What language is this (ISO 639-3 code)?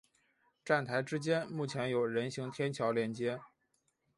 zho